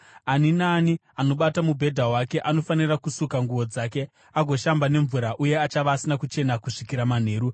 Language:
Shona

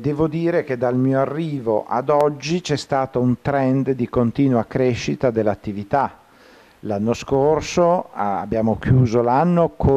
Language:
Italian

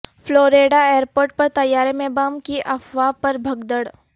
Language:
Urdu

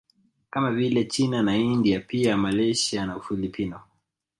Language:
Swahili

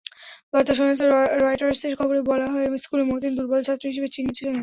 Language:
Bangla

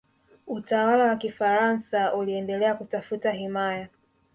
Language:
Swahili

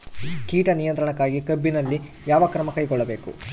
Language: Kannada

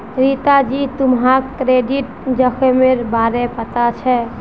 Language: Magahi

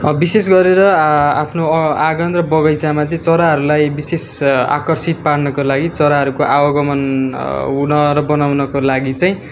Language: Nepali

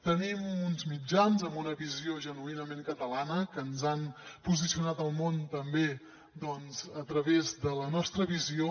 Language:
Catalan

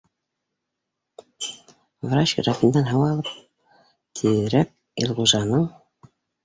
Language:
Bashkir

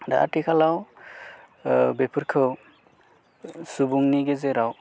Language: Bodo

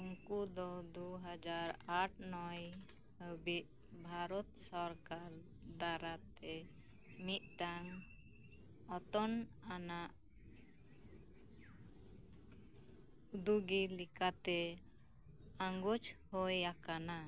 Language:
Santali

